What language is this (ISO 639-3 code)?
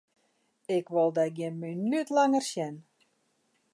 fry